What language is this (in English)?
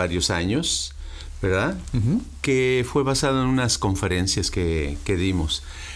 Spanish